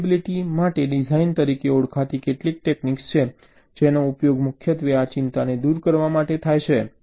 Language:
Gujarati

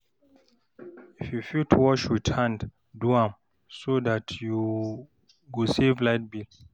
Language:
Nigerian Pidgin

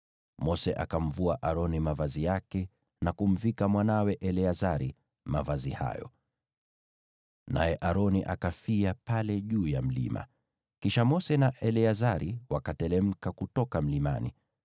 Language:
Swahili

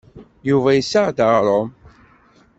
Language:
Kabyle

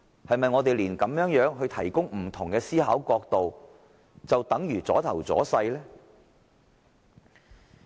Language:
Cantonese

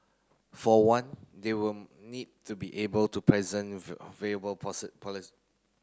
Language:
English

